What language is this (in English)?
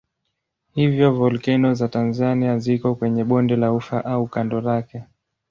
Swahili